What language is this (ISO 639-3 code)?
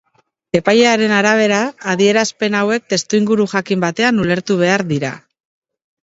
eus